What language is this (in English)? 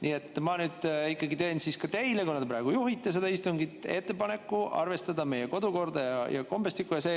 Estonian